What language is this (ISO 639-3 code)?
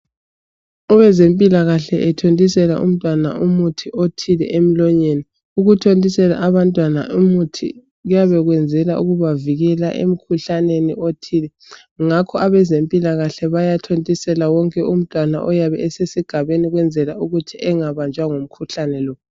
nde